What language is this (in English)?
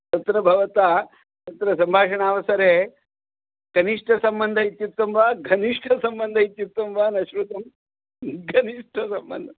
Sanskrit